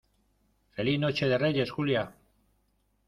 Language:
Spanish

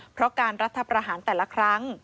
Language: Thai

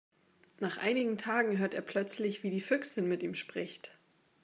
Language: German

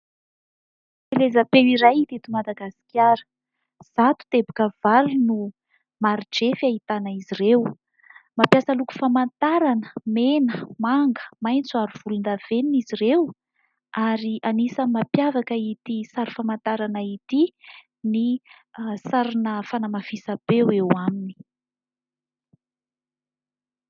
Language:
Malagasy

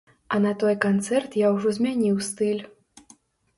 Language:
Belarusian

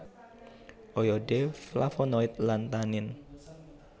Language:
Javanese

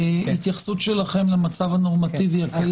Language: Hebrew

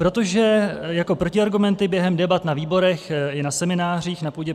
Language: Czech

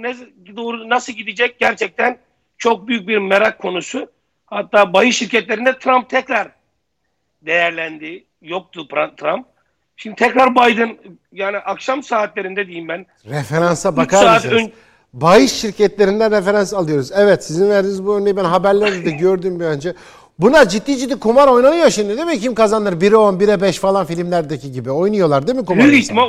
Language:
Turkish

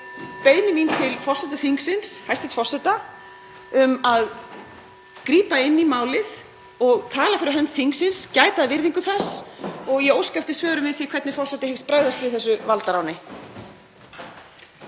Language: Icelandic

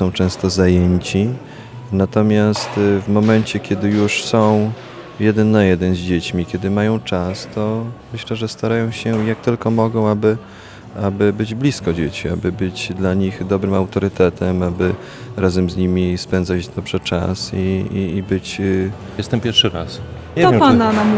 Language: Polish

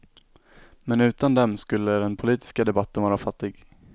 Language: Swedish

